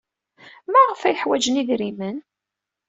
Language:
Kabyle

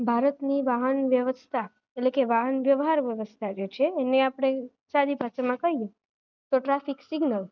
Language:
Gujarati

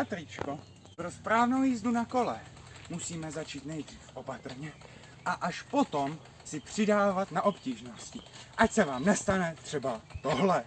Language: Czech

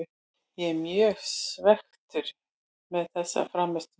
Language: Icelandic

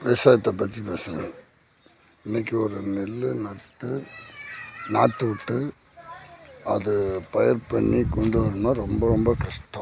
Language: Tamil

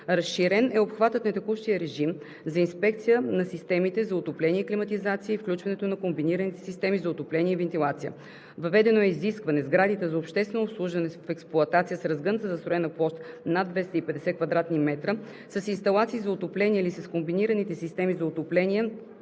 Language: Bulgarian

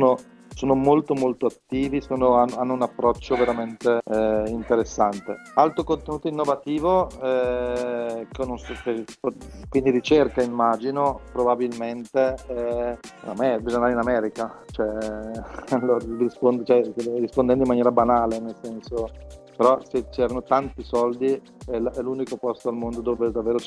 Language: Italian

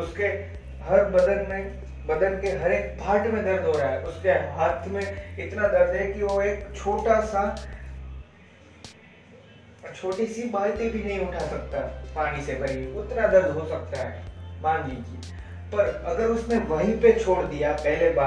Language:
Hindi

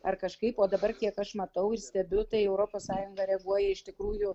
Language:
Lithuanian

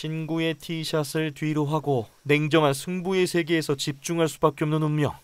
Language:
Korean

